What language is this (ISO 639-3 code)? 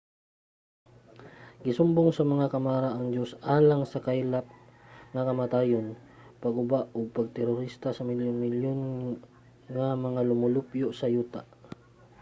ceb